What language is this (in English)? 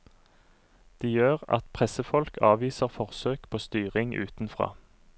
Norwegian